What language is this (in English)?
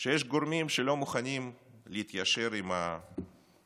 Hebrew